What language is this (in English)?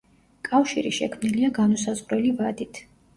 Georgian